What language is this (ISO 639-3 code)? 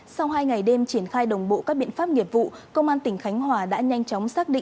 vie